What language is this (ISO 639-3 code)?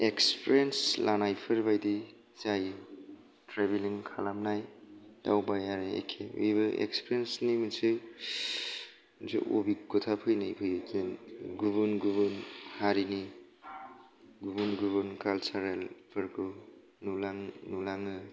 brx